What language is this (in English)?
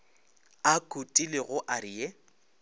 Northern Sotho